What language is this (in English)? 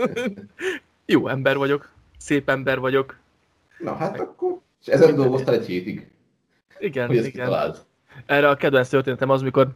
Hungarian